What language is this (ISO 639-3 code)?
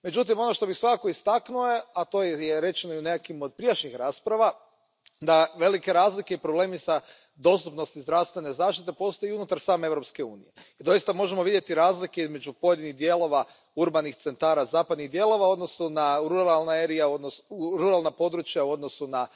hrv